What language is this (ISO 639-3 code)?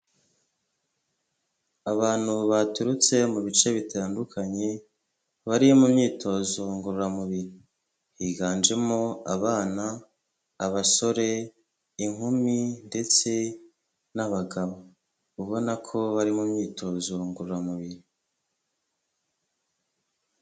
kin